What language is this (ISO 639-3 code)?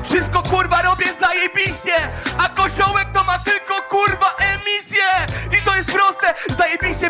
pol